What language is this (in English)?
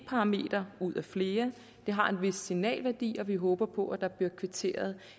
Danish